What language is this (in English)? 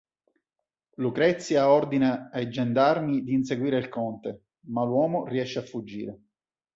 Italian